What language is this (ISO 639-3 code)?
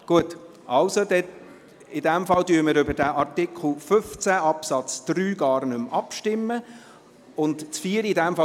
gsw